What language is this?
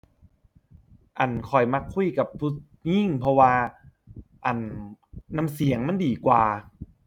Thai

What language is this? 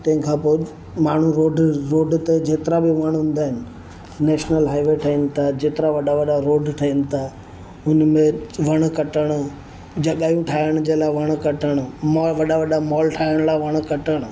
Sindhi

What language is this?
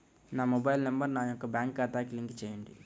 Telugu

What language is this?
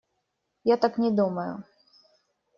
Russian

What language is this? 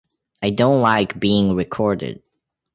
English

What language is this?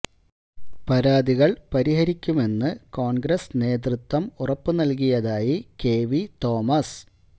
Malayalam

